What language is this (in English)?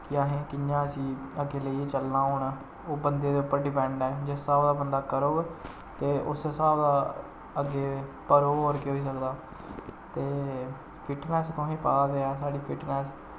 Dogri